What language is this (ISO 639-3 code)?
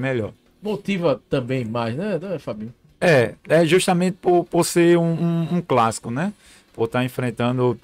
por